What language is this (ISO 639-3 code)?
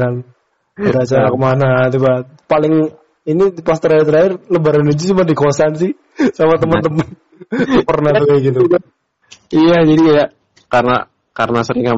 ind